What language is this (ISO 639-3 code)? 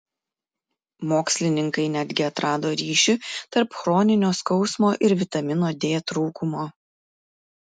lit